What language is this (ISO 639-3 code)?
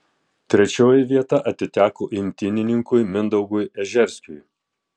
lit